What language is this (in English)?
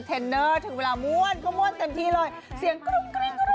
Thai